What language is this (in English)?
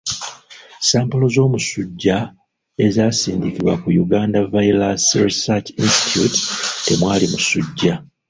Ganda